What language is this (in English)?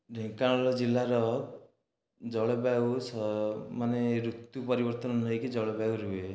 Odia